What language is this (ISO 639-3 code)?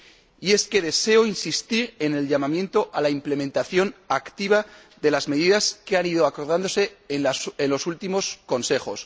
spa